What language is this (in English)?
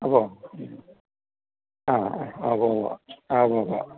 Malayalam